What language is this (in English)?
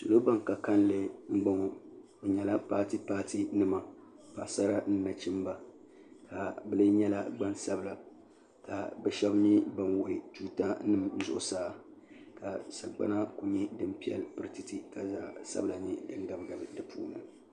Dagbani